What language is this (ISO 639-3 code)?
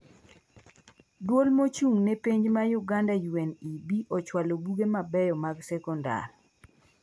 luo